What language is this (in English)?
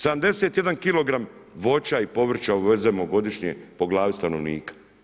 Croatian